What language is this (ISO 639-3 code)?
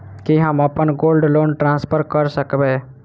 mai